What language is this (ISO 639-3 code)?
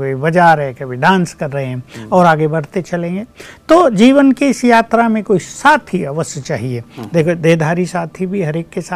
hin